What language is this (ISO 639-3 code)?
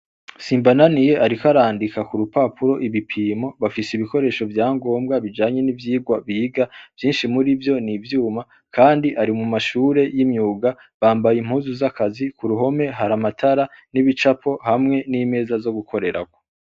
run